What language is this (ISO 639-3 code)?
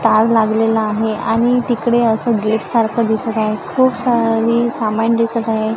mar